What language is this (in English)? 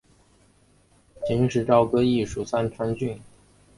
Chinese